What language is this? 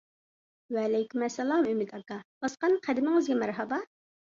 Uyghur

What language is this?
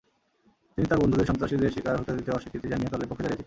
Bangla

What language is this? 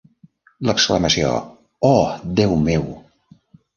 Catalan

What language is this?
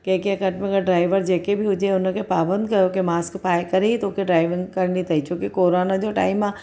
Sindhi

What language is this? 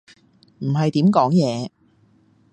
Cantonese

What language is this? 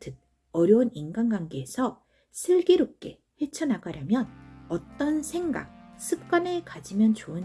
Korean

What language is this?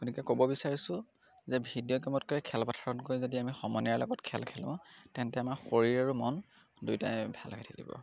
Assamese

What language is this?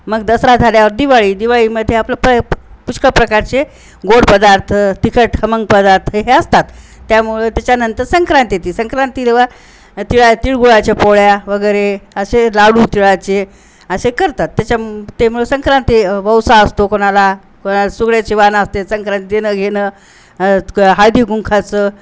Marathi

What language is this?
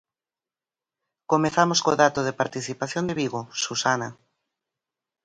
Galician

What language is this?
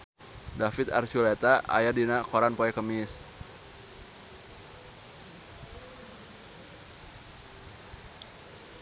Sundanese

